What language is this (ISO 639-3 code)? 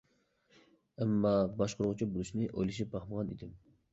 uig